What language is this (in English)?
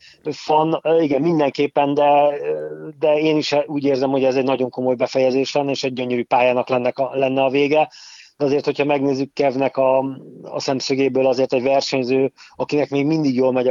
Hungarian